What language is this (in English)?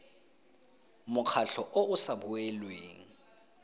Tswana